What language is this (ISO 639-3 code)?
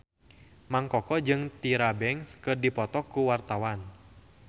sun